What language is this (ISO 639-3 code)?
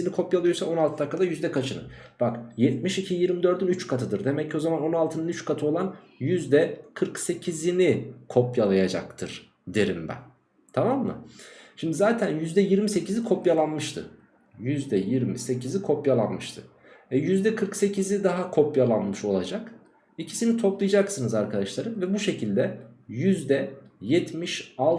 tur